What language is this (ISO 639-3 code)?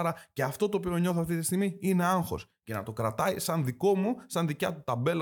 ell